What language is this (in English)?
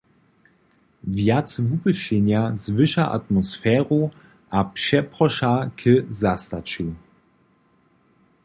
Upper Sorbian